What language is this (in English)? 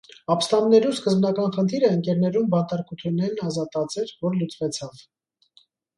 Armenian